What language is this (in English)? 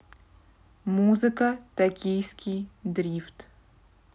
Russian